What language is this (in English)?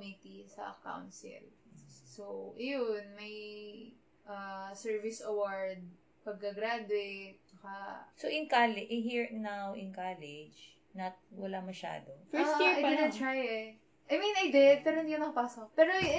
Filipino